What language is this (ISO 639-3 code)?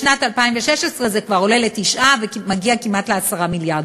heb